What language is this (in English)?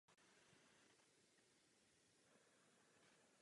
Czech